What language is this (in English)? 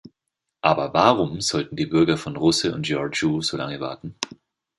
German